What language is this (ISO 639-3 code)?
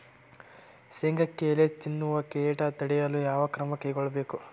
kan